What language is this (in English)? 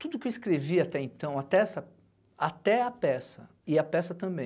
Portuguese